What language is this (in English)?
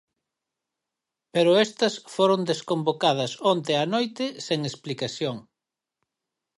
Galician